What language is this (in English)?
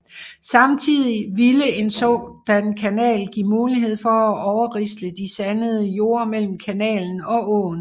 Danish